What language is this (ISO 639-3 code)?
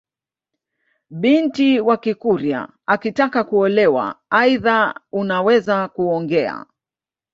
swa